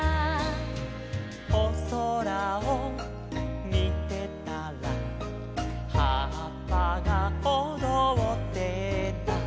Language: Japanese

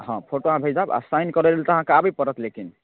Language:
Maithili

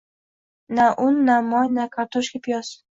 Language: Uzbek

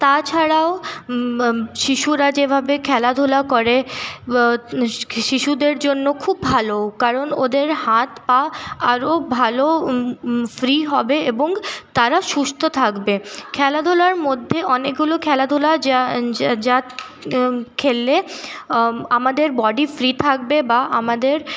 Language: Bangla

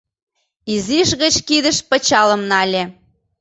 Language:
Mari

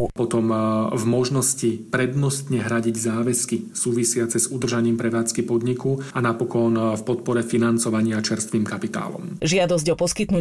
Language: Slovak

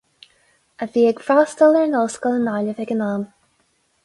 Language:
Irish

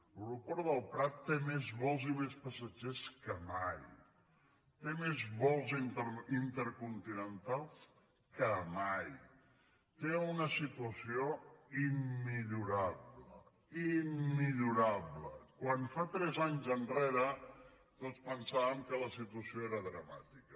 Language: Catalan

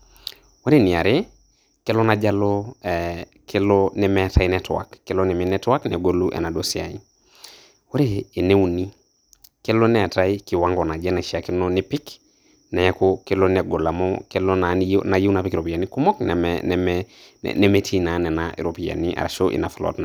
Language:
Masai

